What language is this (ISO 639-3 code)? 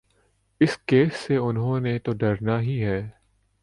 urd